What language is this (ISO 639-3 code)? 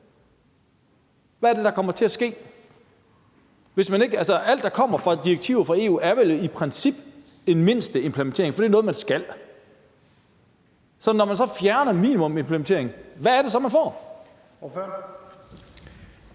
dan